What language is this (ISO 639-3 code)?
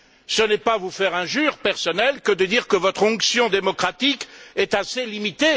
fra